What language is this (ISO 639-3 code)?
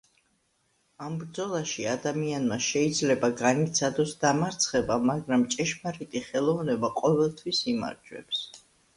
kat